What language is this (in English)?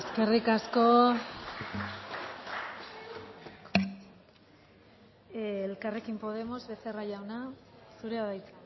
Basque